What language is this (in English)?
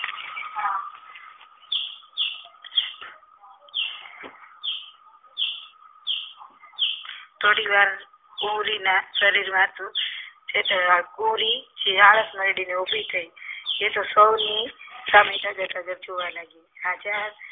Gujarati